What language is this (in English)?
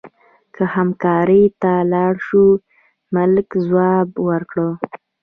Pashto